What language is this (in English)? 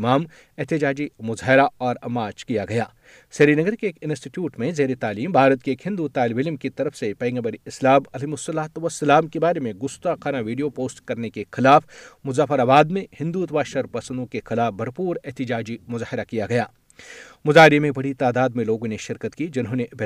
Urdu